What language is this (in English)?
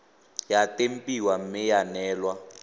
Tswana